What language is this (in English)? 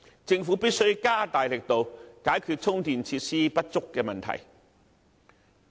Cantonese